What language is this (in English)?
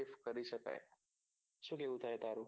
Gujarati